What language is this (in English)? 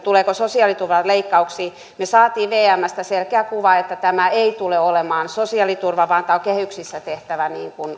Finnish